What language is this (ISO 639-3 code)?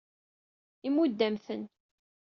kab